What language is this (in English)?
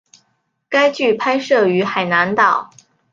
Chinese